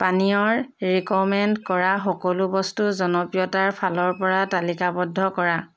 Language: Assamese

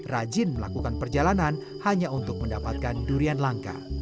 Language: Indonesian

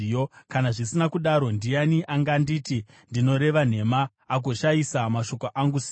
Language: Shona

